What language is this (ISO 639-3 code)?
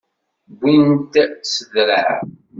kab